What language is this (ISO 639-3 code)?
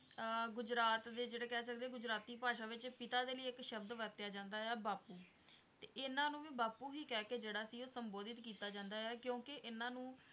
pan